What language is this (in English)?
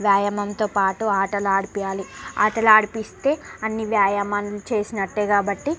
Telugu